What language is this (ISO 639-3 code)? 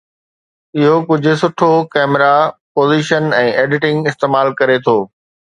snd